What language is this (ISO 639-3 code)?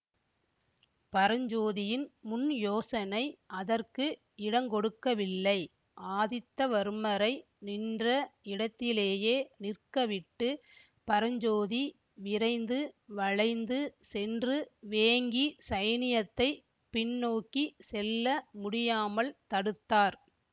tam